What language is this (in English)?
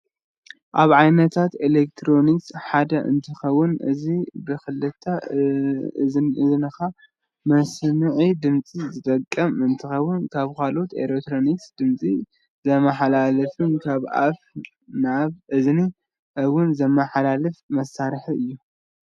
Tigrinya